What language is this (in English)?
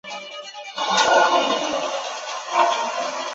Chinese